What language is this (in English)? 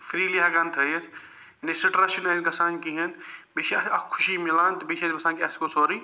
Kashmiri